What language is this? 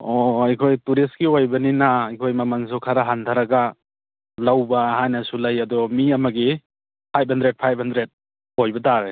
Manipuri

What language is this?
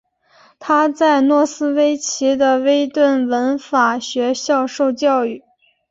Chinese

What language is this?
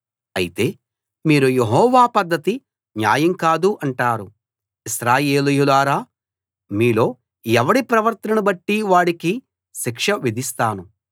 Telugu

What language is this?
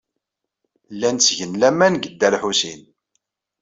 Kabyle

